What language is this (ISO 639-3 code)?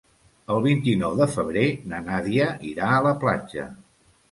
cat